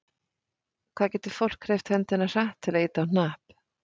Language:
Icelandic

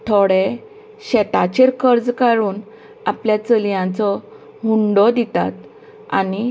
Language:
Konkani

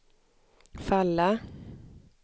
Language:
Swedish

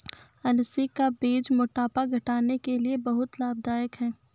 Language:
Hindi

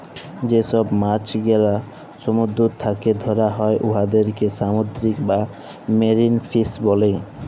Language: Bangla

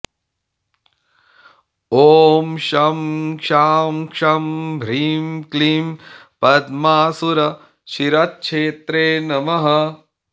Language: Sanskrit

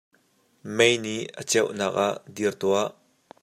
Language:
Hakha Chin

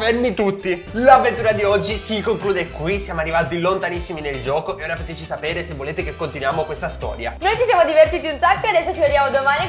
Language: Italian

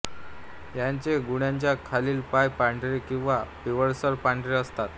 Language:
Marathi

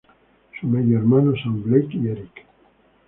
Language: Spanish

